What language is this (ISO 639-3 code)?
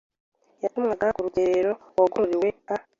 kin